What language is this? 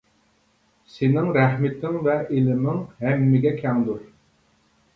Uyghur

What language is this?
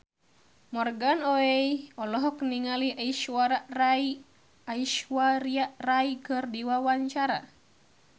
Sundanese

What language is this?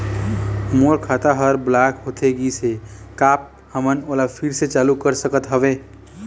Chhattisgarhi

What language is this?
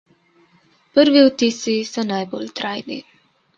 Slovenian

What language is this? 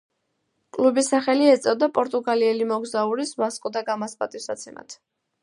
Georgian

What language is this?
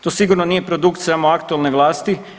Croatian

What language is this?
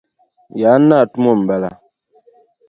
Dagbani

